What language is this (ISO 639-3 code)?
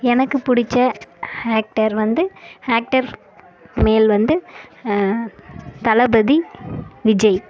tam